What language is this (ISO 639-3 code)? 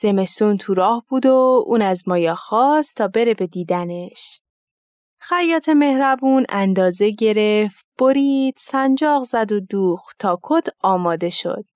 fas